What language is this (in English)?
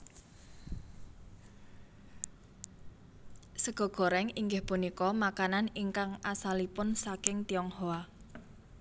Javanese